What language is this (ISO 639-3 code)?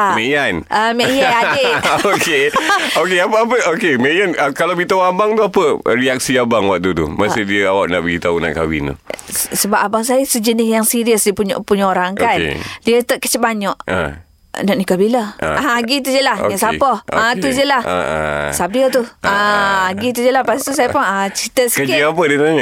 msa